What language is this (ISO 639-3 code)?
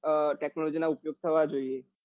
guj